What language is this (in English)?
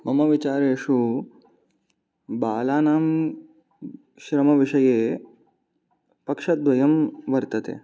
Sanskrit